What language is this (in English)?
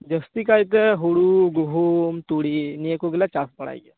Santali